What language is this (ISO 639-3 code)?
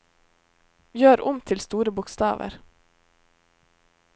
nor